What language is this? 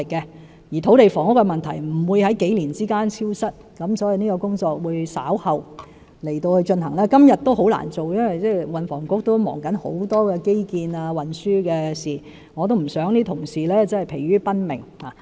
Cantonese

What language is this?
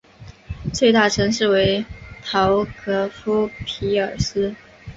Chinese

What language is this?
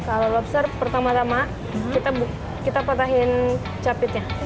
Indonesian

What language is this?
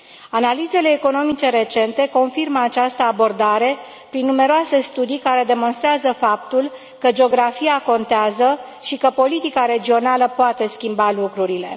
Romanian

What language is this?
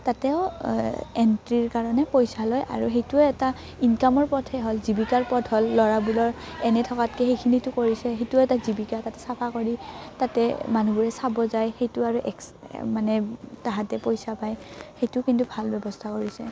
Assamese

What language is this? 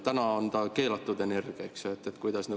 Estonian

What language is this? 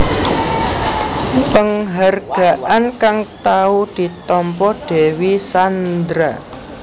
Javanese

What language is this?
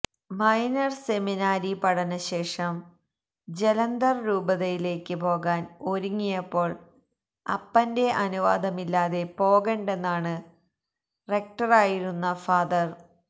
Malayalam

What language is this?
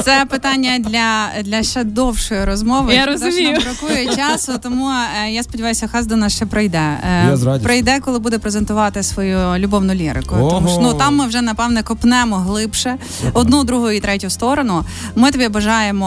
Ukrainian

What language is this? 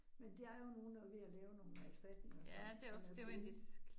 Danish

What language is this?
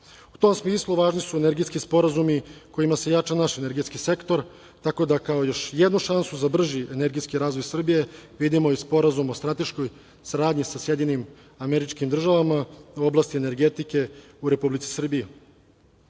Serbian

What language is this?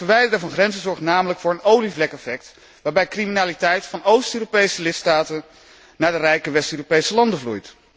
Dutch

